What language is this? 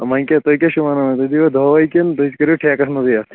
Kashmiri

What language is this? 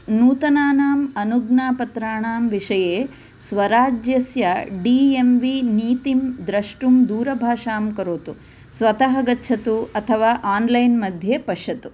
Sanskrit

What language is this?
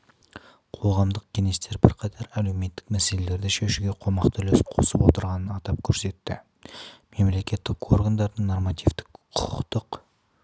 Kazakh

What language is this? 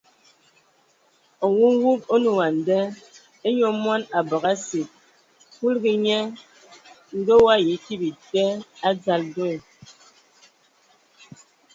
Ewondo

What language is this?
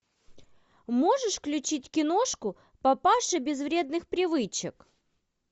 Russian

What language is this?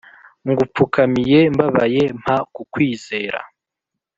Kinyarwanda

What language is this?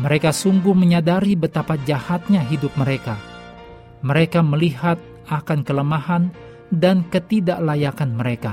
Indonesian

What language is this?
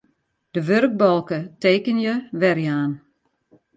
Western Frisian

